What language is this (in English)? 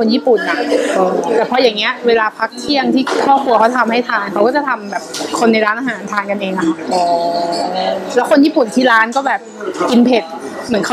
Thai